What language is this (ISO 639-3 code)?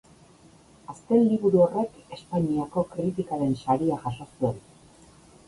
eus